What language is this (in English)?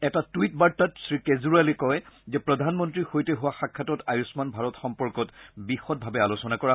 Assamese